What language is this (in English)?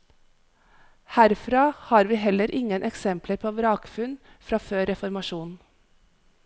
Norwegian